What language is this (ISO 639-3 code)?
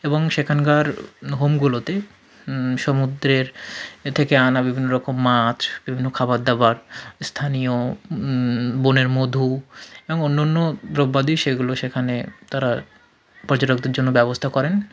ben